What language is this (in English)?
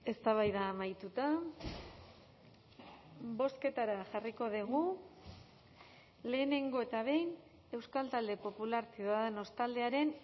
Basque